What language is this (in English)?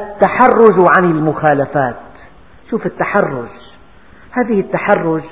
Arabic